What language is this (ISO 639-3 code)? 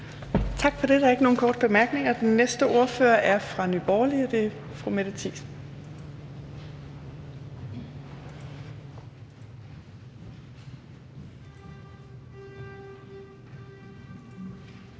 dan